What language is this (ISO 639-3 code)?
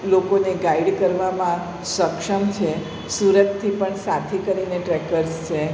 guj